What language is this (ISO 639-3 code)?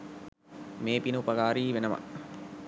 sin